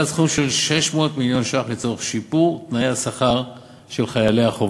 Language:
Hebrew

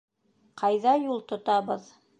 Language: Bashkir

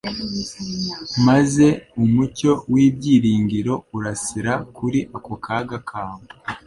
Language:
Kinyarwanda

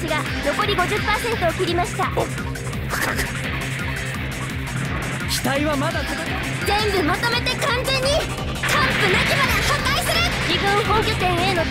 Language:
Japanese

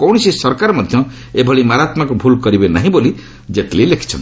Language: Odia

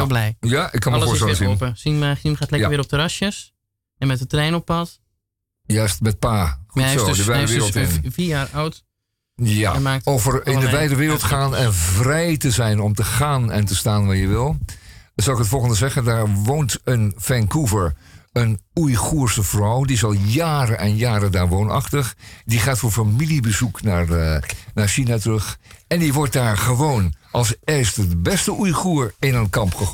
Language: Dutch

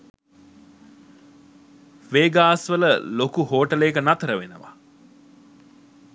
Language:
Sinhala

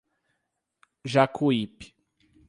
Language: Portuguese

